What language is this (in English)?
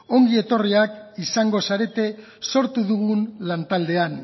Basque